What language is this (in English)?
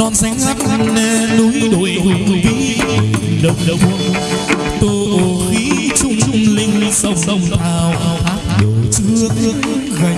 Vietnamese